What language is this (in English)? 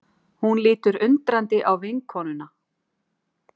Icelandic